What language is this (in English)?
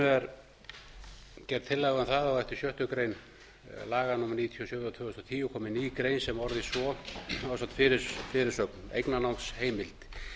Icelandic